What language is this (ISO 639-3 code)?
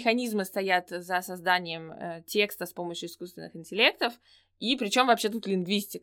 rus